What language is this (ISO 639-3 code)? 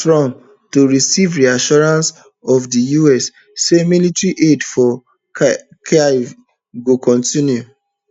pcm